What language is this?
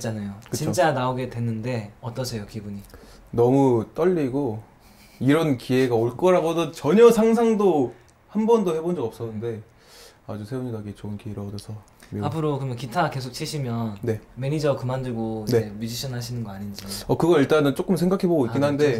Korean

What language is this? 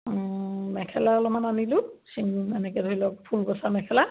Assamese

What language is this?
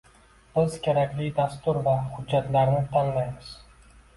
Uzbek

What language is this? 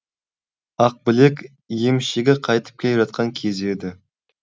Kazakh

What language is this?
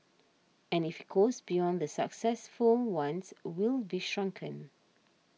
English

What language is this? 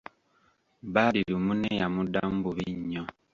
Ganda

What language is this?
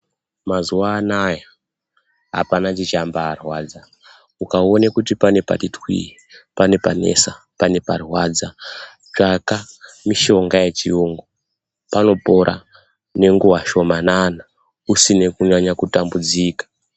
Ndau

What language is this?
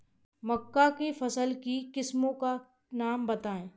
Hindi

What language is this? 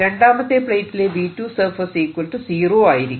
Malayalam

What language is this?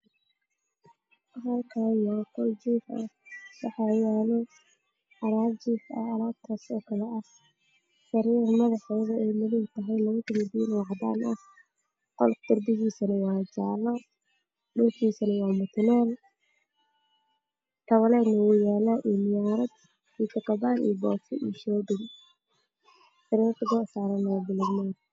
Somali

